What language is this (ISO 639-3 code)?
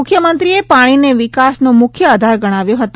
guj